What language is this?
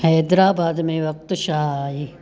Sindhi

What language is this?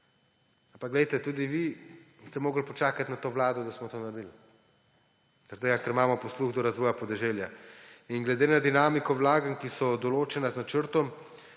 Slovenian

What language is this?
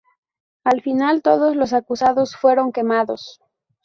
Spanish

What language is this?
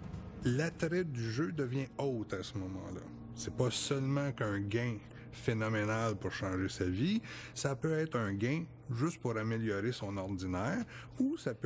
French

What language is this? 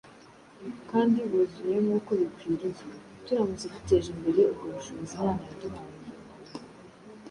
Kinyarwanda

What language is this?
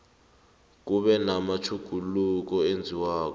South Ndebele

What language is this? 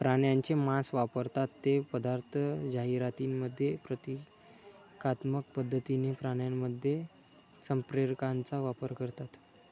Marathi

